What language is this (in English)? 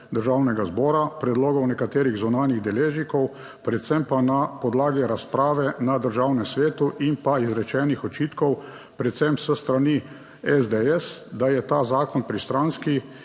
Slovenian